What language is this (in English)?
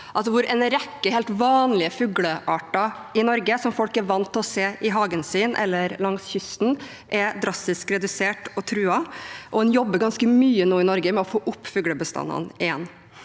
Norwegian